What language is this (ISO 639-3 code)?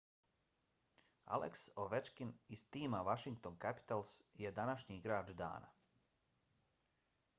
bos